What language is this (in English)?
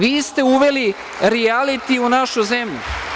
Serbian